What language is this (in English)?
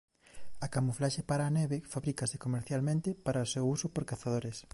Galician